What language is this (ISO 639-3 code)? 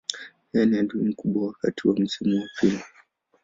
swa